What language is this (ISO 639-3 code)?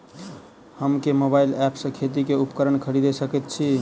mai